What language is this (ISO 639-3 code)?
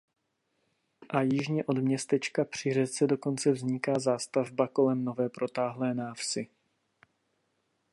ces